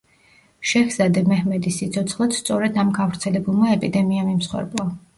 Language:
Georgian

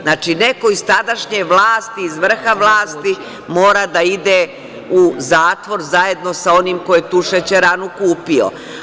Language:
Serbian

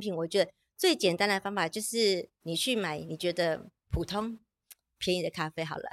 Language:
Chinese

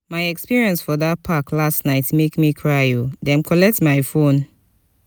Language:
Nigerian Pidgin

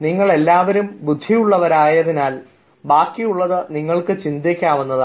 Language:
Malayalam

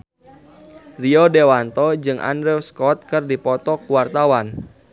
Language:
Sundanese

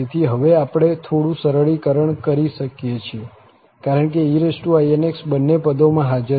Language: Gujarati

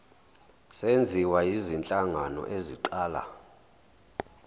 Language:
Zulu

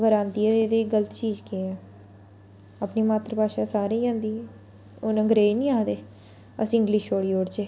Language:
Dogri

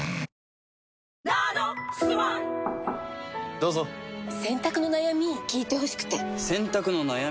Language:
Japanese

